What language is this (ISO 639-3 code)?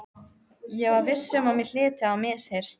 isl